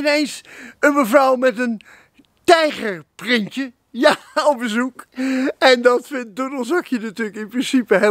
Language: Dutch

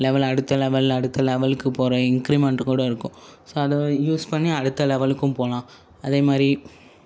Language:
Tamil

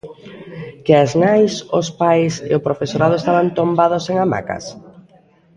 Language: Galician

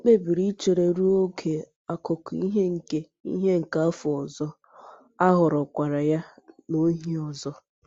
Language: Igbo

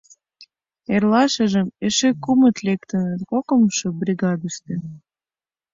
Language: Mari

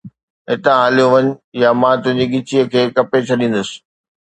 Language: Sindhi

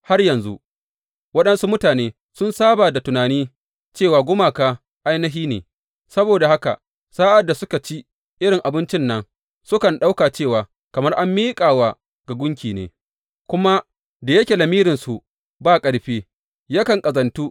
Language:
Hausa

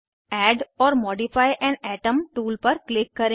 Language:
Hindi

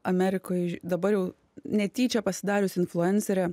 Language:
Lithuanian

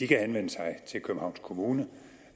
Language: Danish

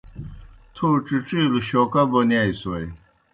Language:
Kohistani Shina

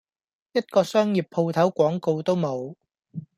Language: Cantonese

